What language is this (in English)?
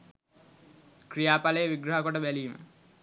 Sinhala